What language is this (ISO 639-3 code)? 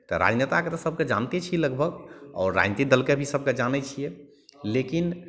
mai